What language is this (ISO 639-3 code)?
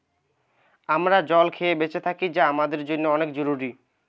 ben